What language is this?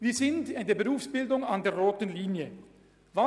Swiss German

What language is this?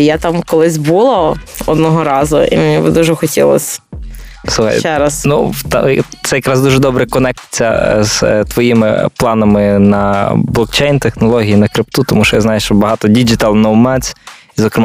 Ukrainian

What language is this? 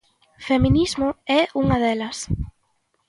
Galician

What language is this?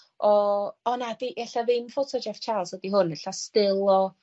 Welsh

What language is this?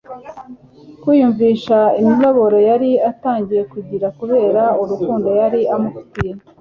Kinyarwanda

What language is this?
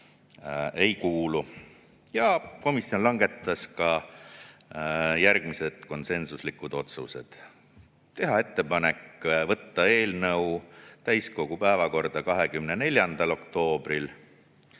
Estonian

